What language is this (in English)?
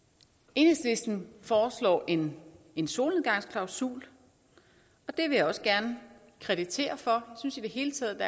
Danish